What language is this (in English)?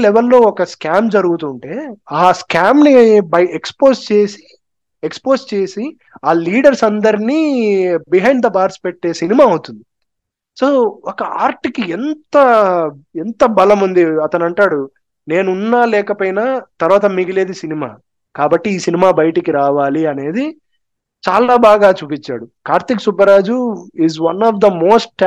Telugu